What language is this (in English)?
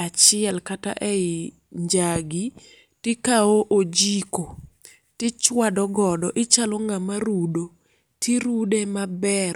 Luo (Kenya and Tanzania)